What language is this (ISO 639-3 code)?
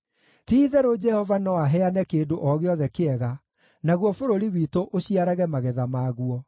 kik